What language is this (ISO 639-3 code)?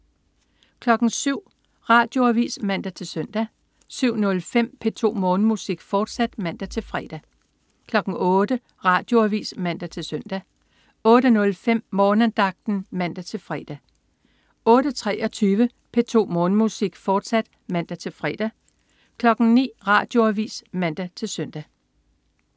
dan